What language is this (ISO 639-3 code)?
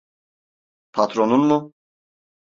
tur